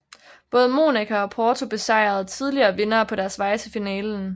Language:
Danish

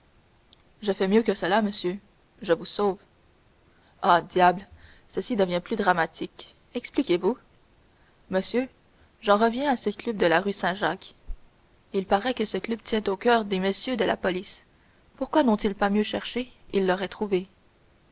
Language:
French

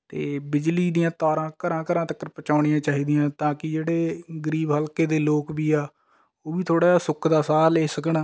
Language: Punjabi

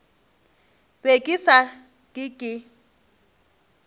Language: Northern Sotho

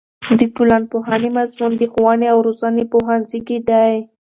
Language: Pashto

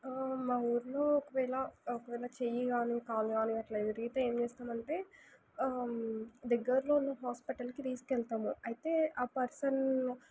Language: Telugu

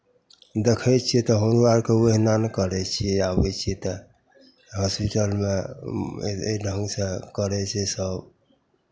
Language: Maithili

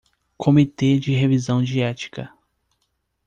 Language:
Portuguese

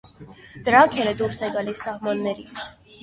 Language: Armenian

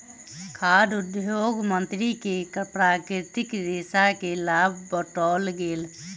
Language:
Maithili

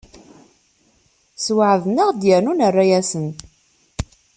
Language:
Kabyle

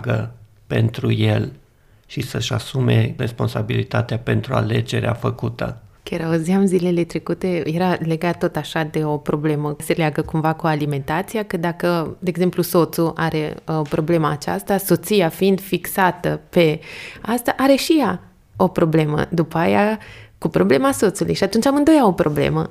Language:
Romanian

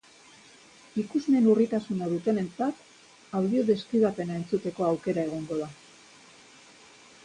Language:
Basque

